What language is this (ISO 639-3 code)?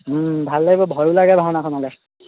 asm